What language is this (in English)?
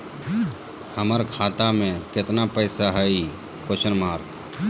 Magahi